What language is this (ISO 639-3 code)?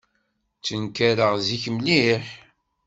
kab